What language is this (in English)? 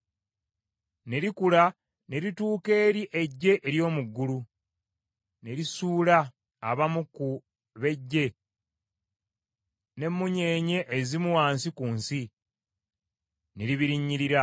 Ganda